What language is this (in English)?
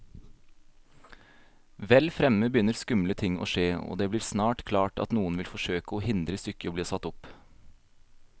Norwegian